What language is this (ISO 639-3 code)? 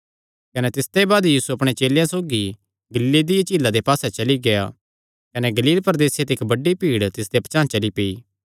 xnr